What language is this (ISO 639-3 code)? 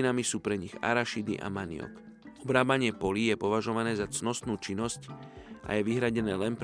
slk